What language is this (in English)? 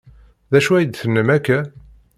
Kabyle